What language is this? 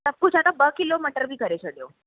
Sindhi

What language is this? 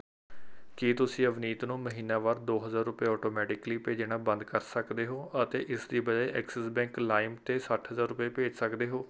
Punjabi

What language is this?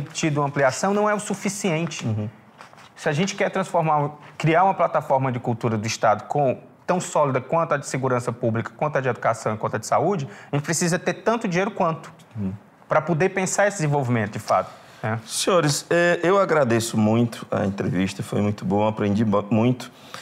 Portuguese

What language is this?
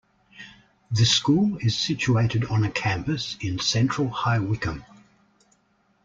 English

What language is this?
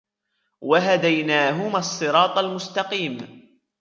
Arabic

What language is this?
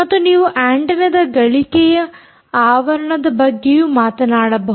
Kannada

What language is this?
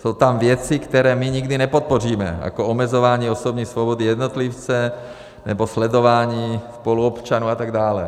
Czech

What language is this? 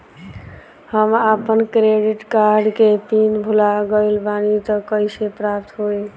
Bhojpuri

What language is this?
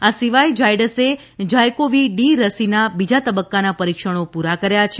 Gujarati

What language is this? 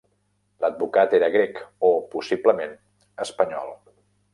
Catalan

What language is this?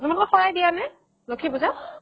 Assamese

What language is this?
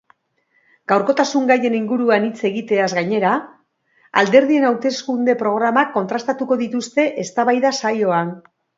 Basque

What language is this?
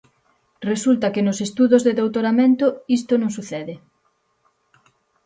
Galician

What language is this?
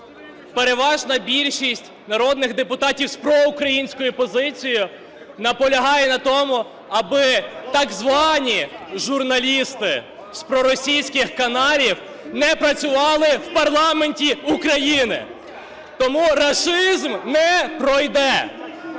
Ukrainian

